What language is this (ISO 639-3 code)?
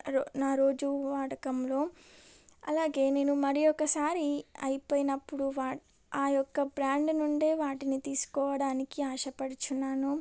tel